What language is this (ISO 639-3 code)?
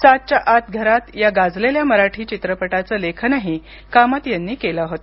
mar